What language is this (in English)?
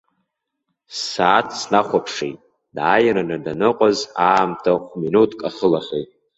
Abkhazian